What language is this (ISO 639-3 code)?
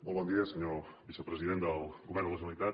cat